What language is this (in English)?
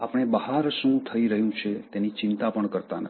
Gujarati